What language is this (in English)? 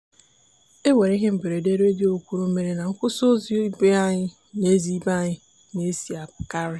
Igbo